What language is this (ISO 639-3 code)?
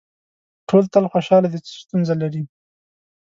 pus